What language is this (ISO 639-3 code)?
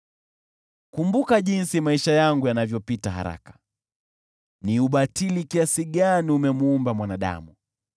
swa